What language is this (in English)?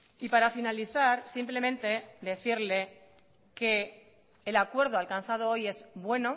Spanish